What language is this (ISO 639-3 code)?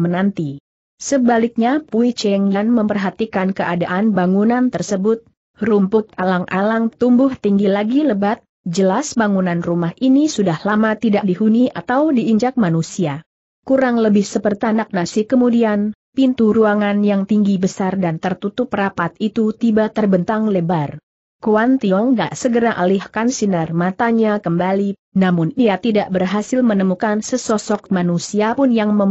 ind